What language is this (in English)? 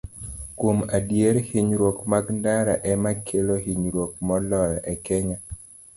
Luo (Kenya and Tanzania)